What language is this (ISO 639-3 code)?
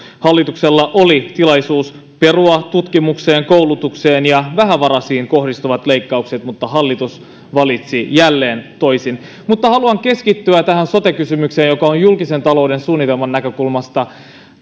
fin